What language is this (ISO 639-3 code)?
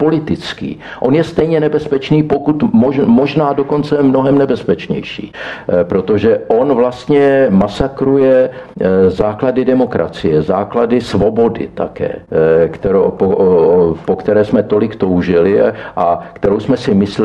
ces